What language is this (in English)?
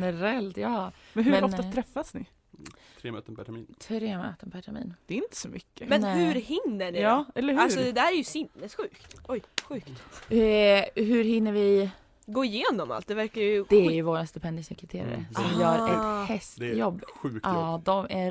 Swedish